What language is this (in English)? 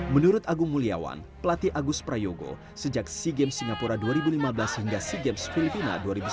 Indonesian